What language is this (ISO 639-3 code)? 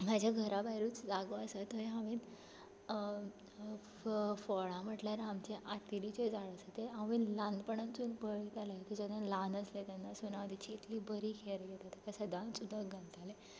kok